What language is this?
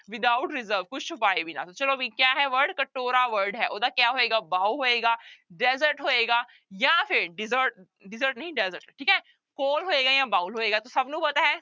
Punjabi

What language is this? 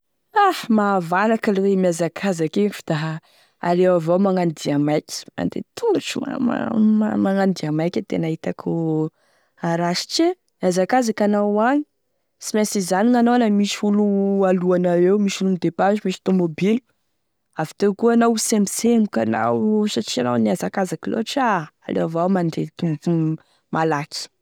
Tesaka Malagasy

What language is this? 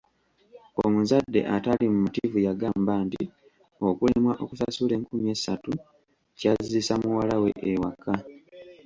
Ganda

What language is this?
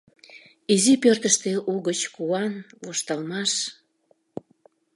Mari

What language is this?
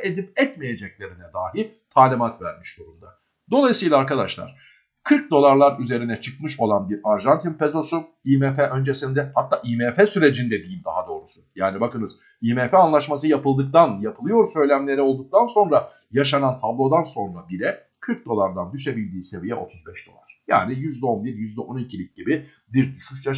Turkish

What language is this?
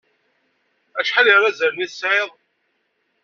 Kabyle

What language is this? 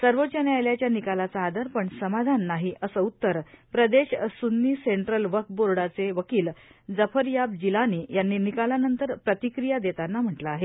Marathi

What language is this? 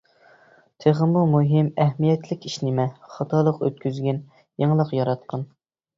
Uyghur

